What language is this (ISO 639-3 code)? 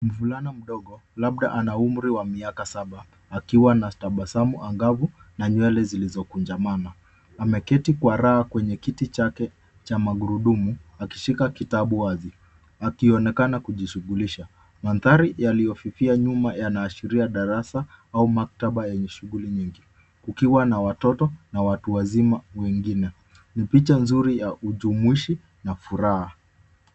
swa